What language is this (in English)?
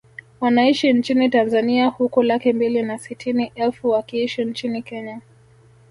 Swahili